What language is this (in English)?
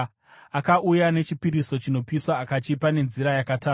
Shona